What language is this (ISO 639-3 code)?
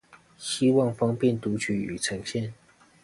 zho